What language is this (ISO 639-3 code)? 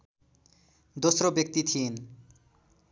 nep